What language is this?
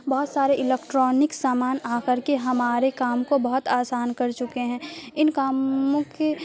Urdu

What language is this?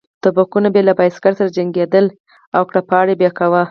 Pashto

